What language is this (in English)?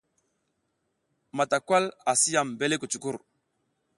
South Giziga